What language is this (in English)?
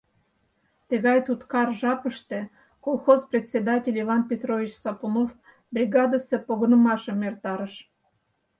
Mari